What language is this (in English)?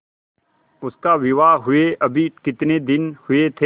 Hindi